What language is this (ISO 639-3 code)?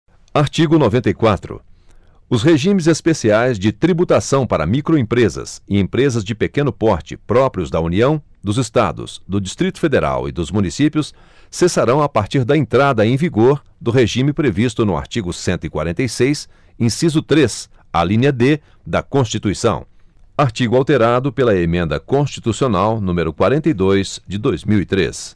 por